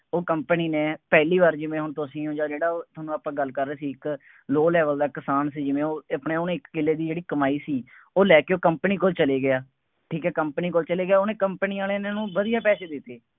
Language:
Punjabi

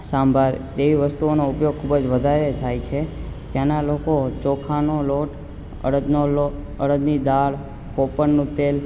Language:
Gujarati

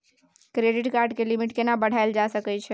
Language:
Maithili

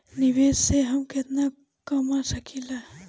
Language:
Bhojpuri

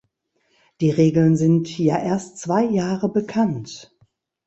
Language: German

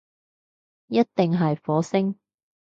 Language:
Cantonese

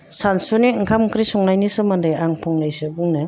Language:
Bodo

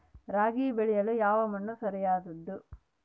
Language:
Kannada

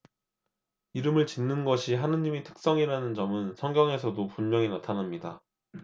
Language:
Korean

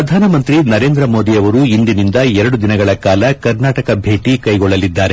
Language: Kannada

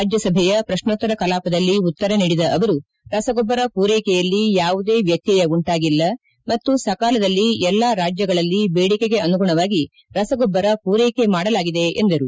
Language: Kannada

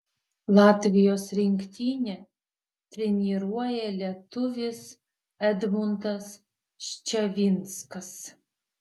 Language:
Lithuanian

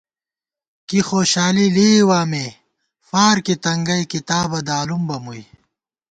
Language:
Gawar-Bati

